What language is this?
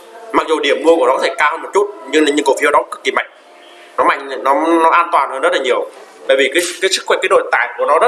Vietnamese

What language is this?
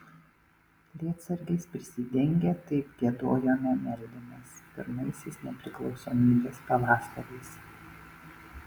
Lithuanian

